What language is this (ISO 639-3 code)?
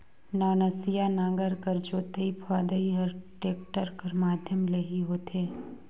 hne